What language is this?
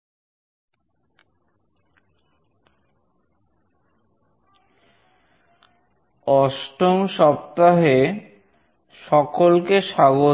Bangla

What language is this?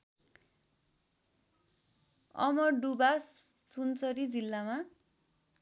Nepali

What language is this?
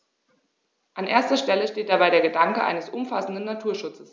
German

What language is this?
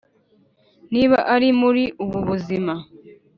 Kinyarwanda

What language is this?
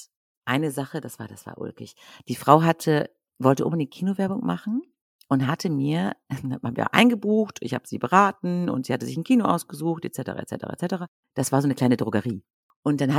German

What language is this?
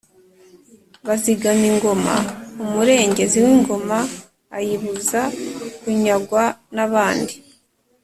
Kinyarwanda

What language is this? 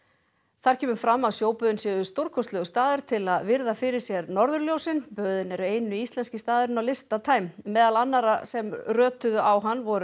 Icelandic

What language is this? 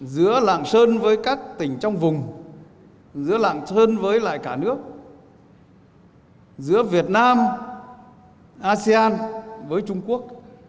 Vietnamese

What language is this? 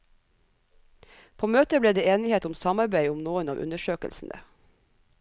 Norwegian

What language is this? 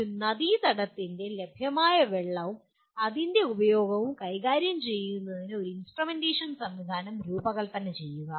Malayalam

